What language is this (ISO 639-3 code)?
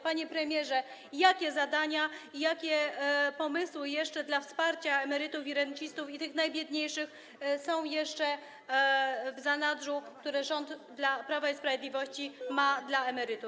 pol